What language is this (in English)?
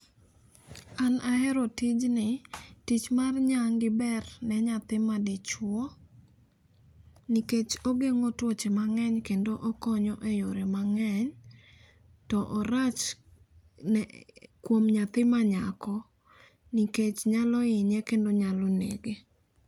Luo (Kenya and Tanzania)